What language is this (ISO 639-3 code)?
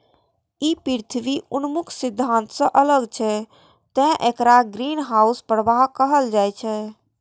mai